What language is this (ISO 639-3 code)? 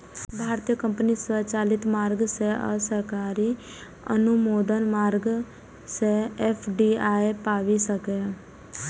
mai